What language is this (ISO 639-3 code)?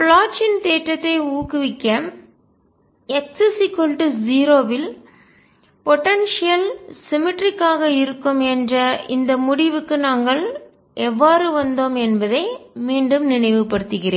tam